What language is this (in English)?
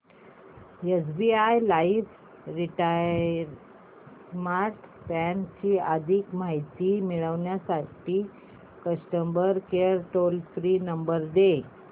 Marathi